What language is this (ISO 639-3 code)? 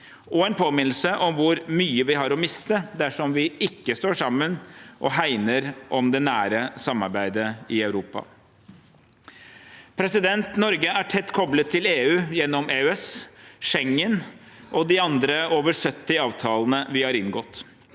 nor